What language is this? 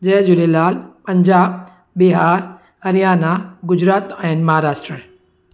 Sindhi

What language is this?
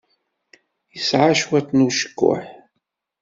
Kabyle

